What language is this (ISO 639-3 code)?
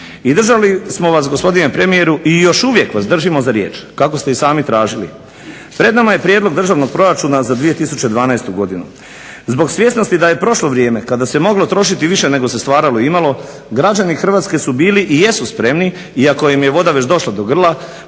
hrv